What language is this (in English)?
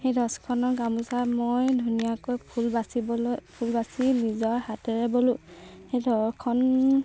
Assamese